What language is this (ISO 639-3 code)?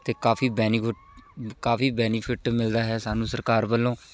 pan